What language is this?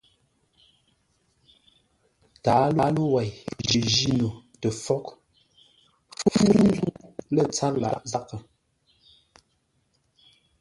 Ngombale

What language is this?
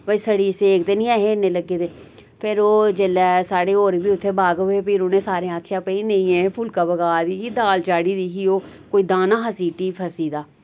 Dogri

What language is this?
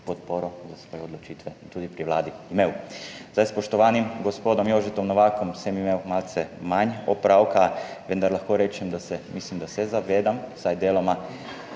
Slovenian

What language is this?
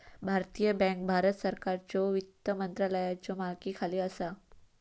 Marathi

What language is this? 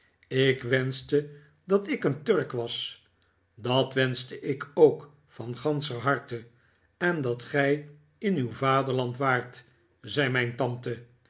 Dutch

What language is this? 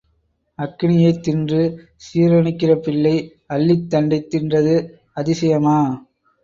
Tamil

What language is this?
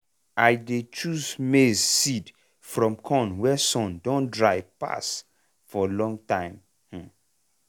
Nigerian Pidgin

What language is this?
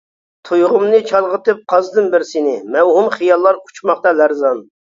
Uyghur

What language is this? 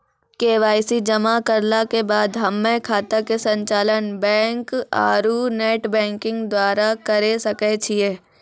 Maithili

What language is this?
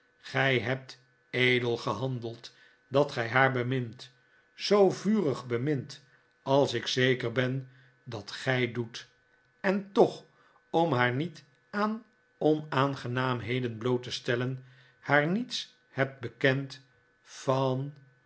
Dutch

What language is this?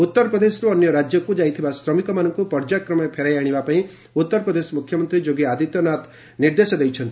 Odia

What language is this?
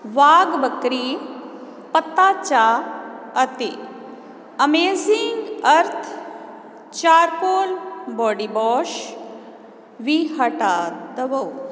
Punjabi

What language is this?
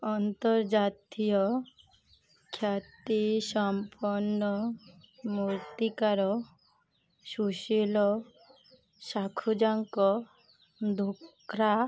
Odia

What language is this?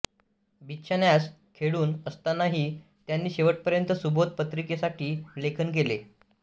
Marathi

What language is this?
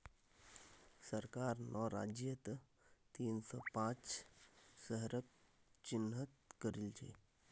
Magahi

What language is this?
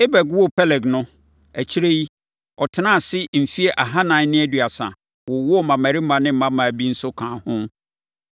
Akan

